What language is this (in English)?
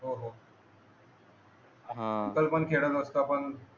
Marathi